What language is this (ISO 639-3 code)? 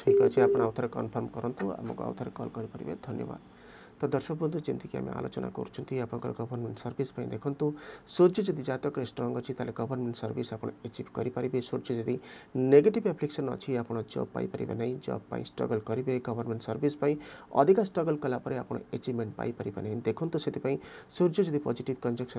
hin